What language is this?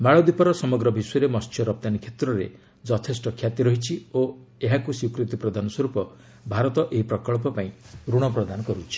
Odia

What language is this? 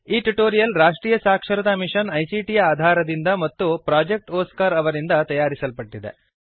Kannada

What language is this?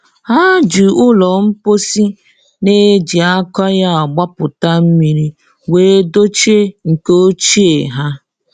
Igbo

